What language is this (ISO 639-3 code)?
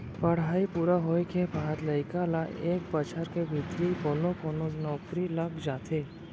hne